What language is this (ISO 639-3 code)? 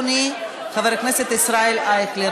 heb